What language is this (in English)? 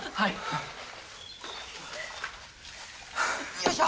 Japanese